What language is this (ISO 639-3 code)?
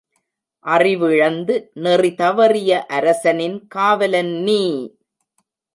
tam